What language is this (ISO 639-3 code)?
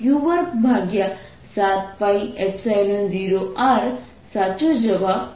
guj